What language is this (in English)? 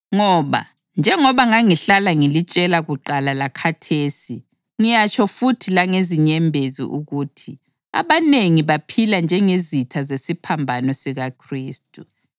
North Ndebele